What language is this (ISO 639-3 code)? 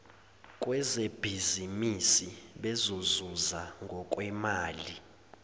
zul